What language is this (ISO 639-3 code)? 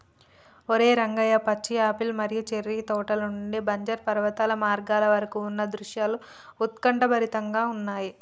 tel